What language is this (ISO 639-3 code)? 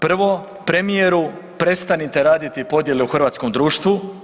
hrv